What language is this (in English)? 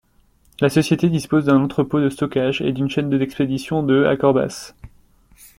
French